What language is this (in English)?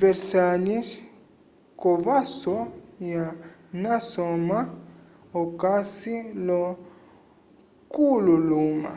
Umbundu